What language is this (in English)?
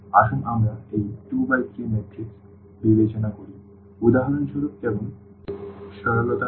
Bangla